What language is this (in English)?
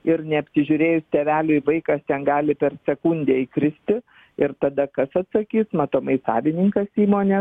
Lithuanian